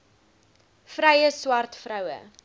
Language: Afrikaans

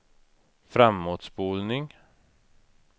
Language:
Swedish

